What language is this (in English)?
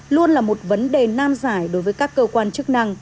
Vietnamese